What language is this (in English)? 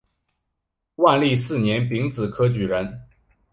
Chinese